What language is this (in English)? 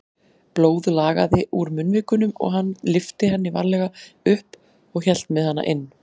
Icelandic